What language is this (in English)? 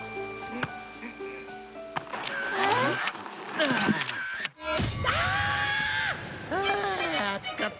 Japanese